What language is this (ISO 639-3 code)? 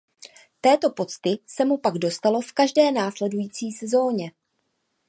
ces